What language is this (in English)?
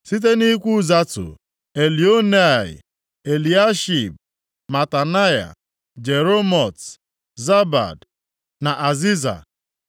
Igbo